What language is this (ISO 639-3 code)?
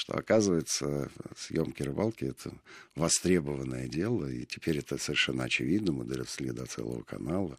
rus